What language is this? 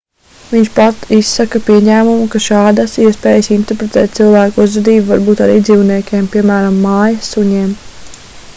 Latvian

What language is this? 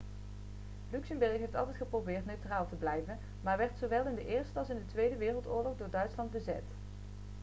Dutch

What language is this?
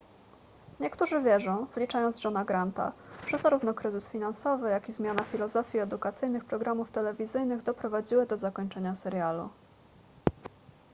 Polish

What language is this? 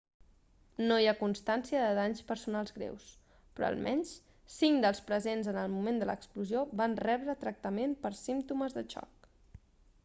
Catalan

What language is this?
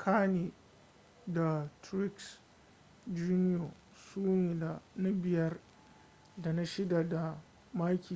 Hausa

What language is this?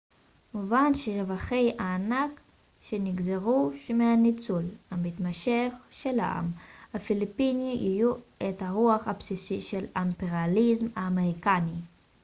Hebrew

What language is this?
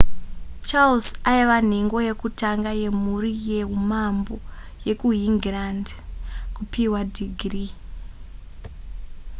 Shona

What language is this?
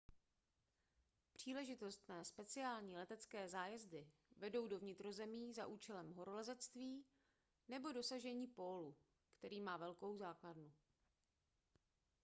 Czech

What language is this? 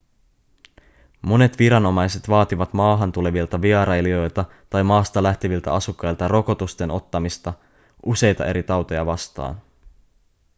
Finnish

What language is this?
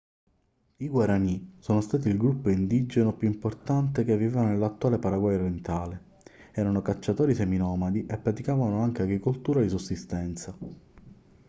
Italian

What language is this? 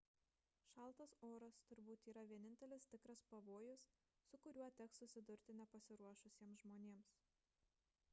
Lithuanian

